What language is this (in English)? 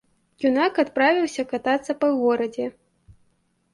Belarusian